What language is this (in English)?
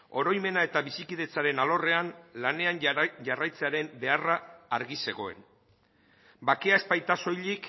Basque